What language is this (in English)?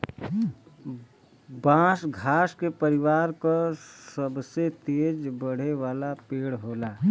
Bhojpuri